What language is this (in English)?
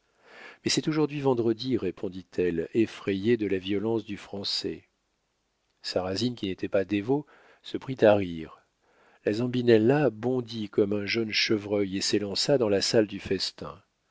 French